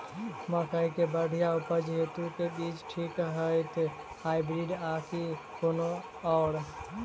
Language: Maithili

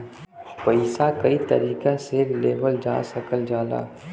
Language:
Bhojpuri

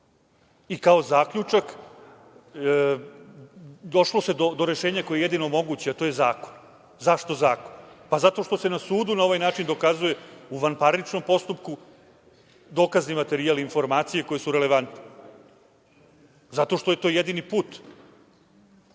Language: Serbian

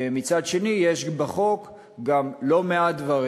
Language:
Hebrew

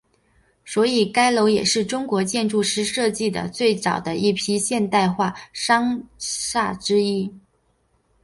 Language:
Chinese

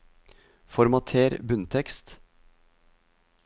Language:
Norwegian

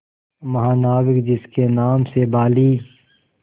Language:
Hindi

